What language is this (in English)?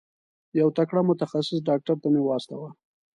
Pashto